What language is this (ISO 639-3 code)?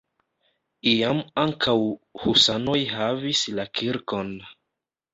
epo